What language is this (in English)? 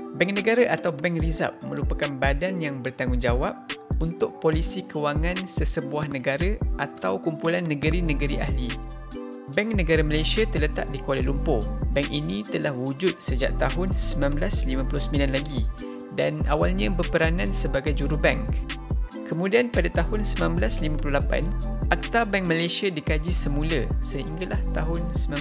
Malay